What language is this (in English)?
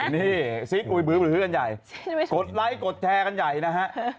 Thai